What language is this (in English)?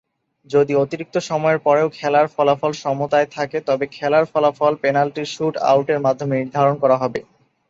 Bangla